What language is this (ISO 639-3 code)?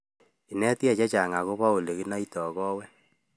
kln